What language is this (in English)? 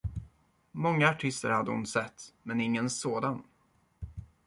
Swedish